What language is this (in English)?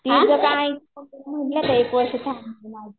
Marathi